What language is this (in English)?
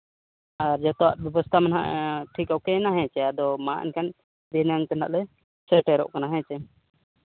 Santali